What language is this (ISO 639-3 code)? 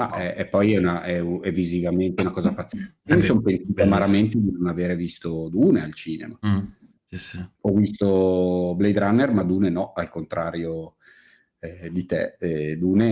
ita